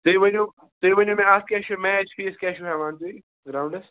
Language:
Kashmiri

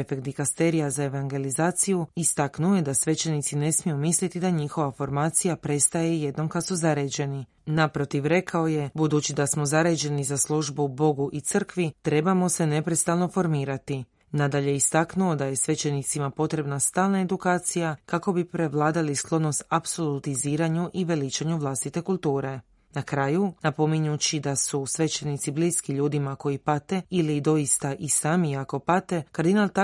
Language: Croatian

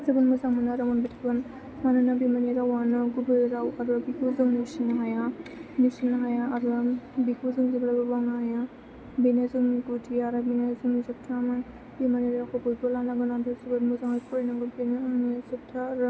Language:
Bodo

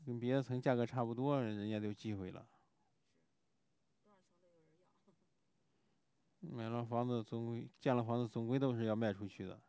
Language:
Chinese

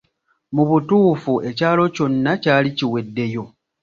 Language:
Ganda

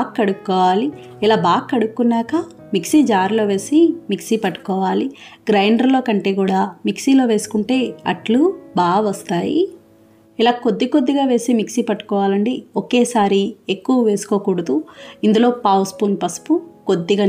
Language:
Telugu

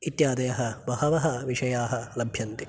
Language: Sanskrit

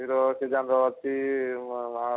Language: Odia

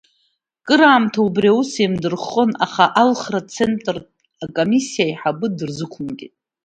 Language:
Abkhazian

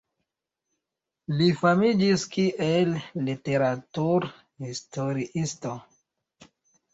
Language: Esperanto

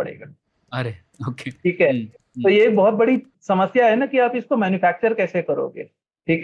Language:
Hindi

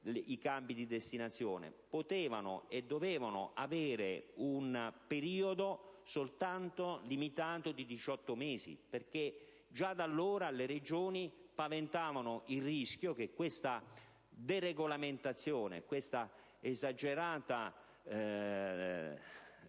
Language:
Italian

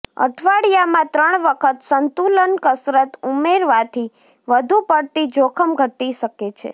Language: Gujarati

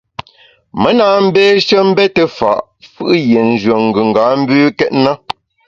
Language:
Bamun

